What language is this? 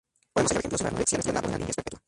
Spanish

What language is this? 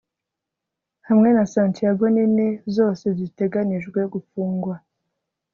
Kinyarwanda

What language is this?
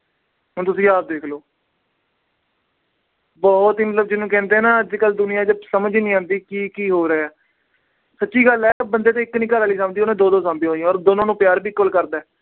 Punjabi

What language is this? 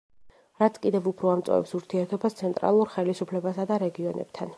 Georgian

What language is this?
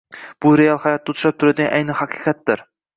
Uzbek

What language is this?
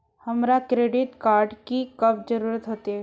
Magahi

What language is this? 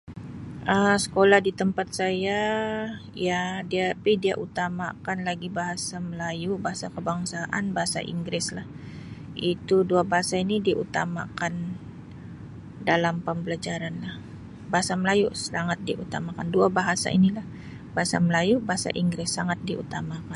Sabah Malay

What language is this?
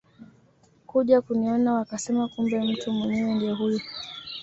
Swahili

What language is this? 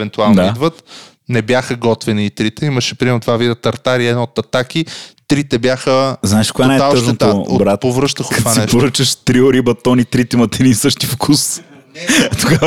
Bulgarian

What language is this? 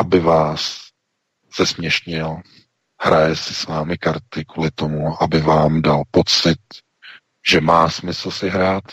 Czech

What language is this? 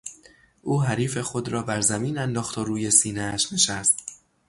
Persian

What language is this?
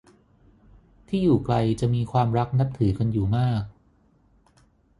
Thai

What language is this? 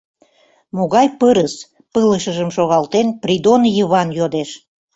Mari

